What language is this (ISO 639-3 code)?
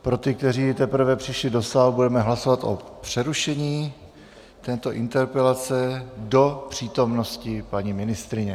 ces